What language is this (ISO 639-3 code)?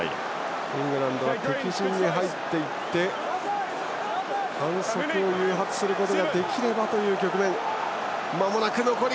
jpn